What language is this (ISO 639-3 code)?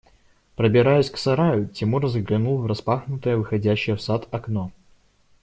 rus